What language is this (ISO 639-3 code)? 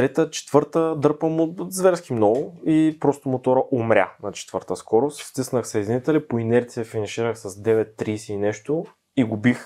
bul